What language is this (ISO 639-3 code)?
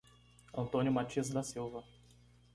por